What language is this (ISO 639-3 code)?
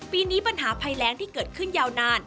tha